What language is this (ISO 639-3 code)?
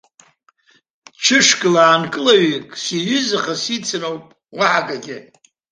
abk